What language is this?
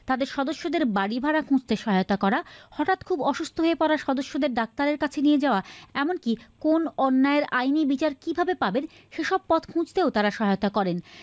Bangla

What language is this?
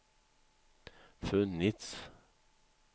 Swedish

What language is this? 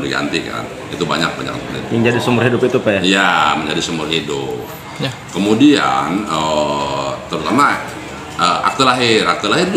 Indonesian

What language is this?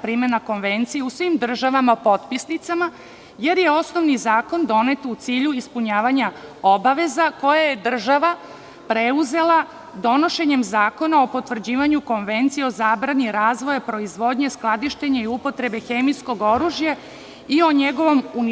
Serbian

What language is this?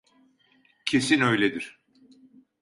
Turkish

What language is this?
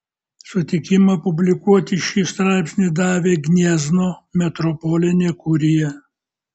Lithuanian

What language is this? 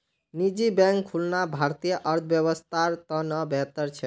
Magahi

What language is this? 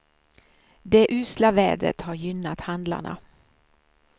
Swedish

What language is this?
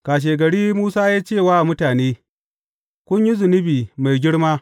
Hausa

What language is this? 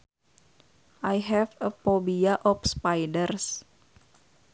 Sundanese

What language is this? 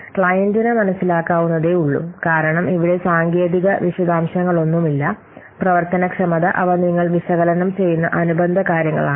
Malayalam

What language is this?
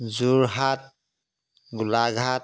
Assamese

